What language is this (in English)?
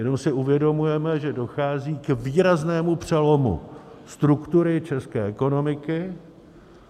Czech